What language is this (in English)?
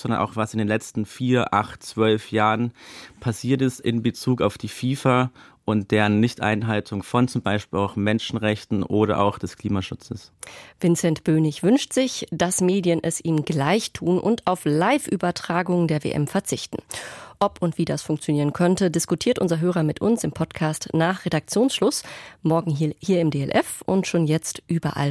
German